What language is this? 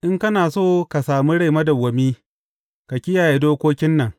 Hausa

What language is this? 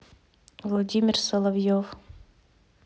Russian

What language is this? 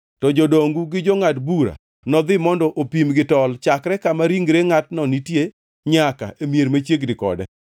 Luo (Kenya and Tanzania)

